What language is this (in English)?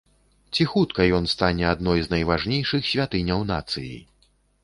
Belarusian